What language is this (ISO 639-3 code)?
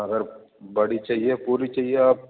urd